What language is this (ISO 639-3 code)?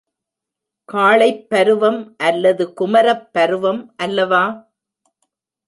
tam